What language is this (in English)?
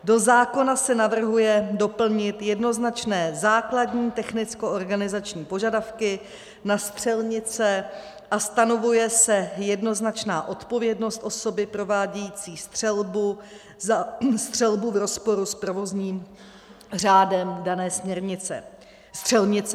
Czech